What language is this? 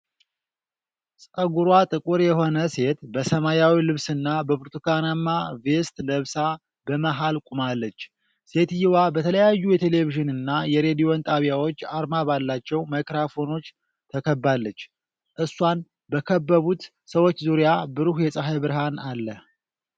Amharic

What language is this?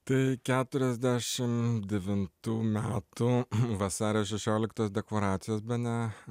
Lithuanian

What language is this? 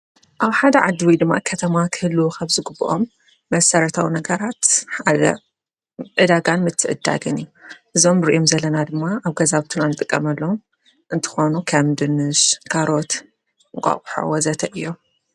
Tigrinya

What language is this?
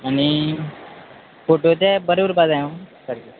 Konkani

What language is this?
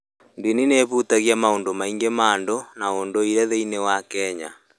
Kikuyu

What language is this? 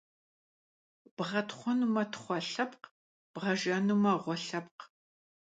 Kabardian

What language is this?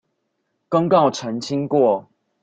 Chinese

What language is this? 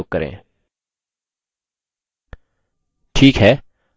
Hindi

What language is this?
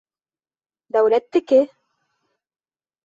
Bashkir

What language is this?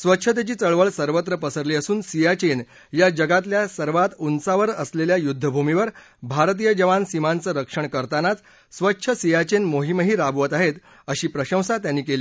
Marathi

